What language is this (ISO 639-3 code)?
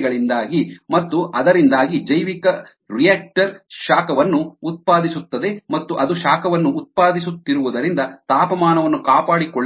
kan